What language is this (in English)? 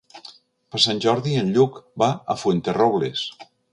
Catalan